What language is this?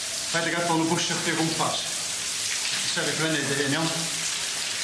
Welsh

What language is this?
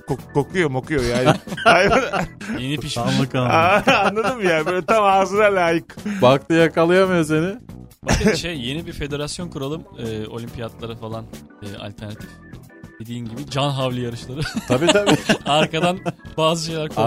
Turkish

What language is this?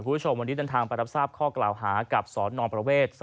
Thai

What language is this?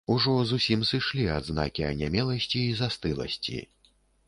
Belarusian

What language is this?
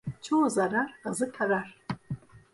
Turkish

